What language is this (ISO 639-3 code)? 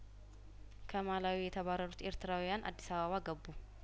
amh